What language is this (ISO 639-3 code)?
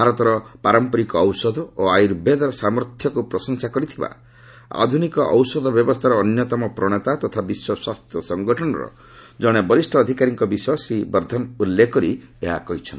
ori